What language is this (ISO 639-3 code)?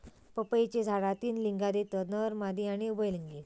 mar